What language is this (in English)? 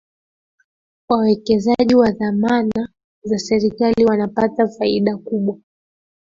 Swahili